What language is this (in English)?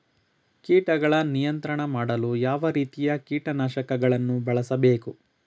Kannada